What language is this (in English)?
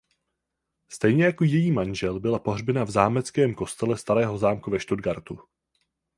Czech